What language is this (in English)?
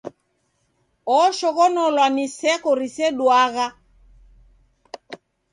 Taita